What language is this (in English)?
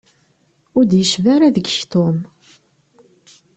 Kabyle